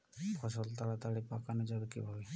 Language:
Bangla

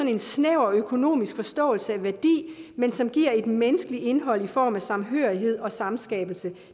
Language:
Danish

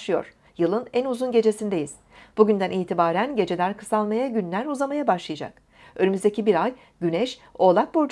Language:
Turkish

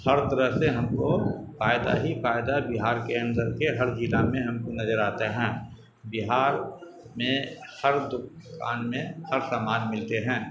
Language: Urdu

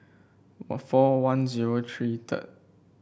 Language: English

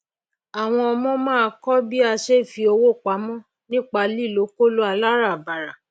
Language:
Yoruba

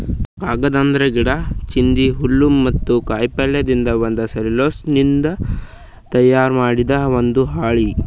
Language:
Kannada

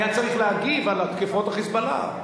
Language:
Hebrew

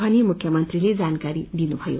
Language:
Nepali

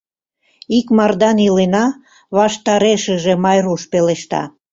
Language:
Mari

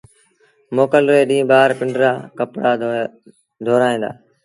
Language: Sindhi Bhil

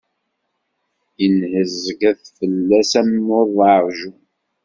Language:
Kabyle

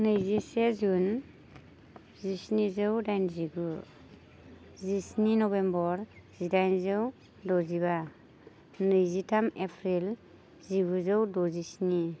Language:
Bodo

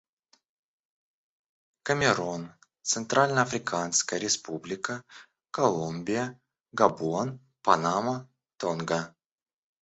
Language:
Russian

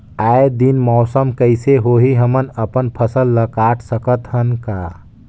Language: Chhattisgarhi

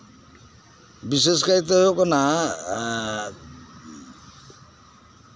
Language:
Santali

